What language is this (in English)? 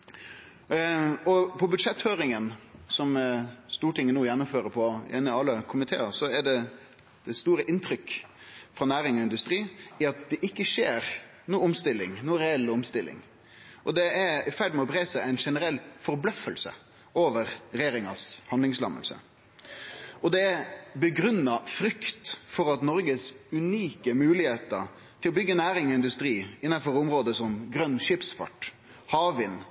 Norwegian Nynorsk